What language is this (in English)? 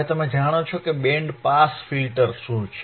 Gujarati